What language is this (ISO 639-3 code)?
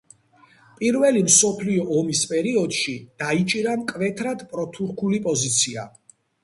kat